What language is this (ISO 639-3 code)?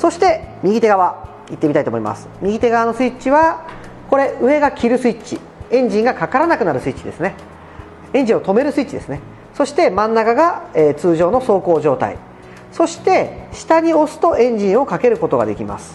jpn